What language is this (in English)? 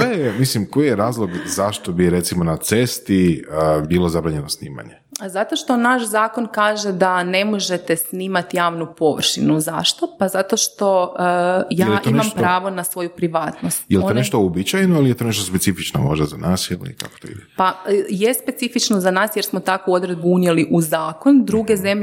Croatian